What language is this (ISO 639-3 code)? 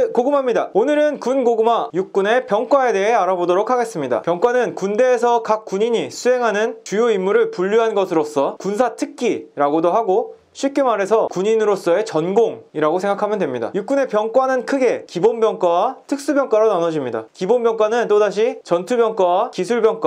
kor